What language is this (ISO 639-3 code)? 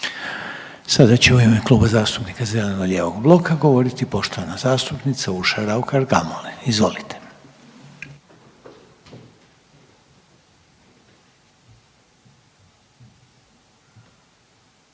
hrv